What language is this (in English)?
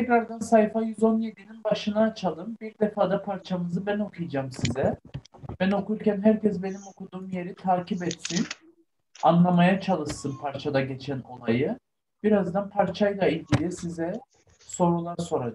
Turkish